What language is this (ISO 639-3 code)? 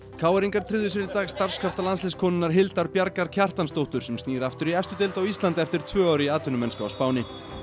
isl